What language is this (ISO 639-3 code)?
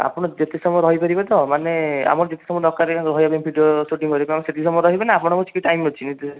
ori